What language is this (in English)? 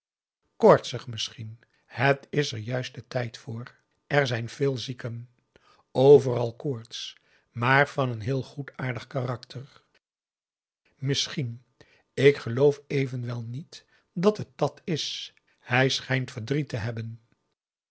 Dutch